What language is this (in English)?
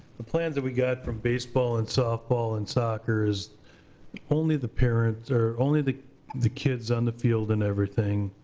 English